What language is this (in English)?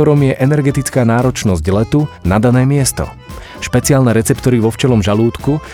Slovak